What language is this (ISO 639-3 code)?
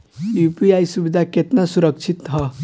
bho